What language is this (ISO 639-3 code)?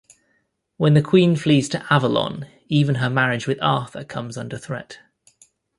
eng